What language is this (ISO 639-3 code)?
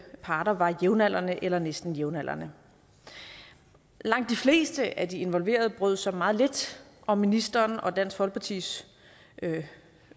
dan